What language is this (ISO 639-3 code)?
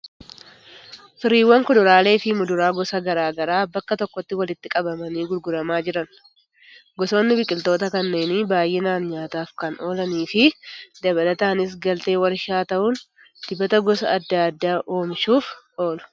orm